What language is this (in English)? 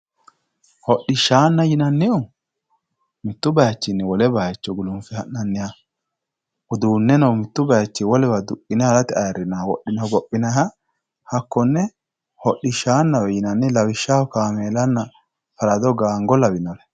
Sidamo